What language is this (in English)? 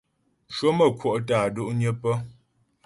Ghomala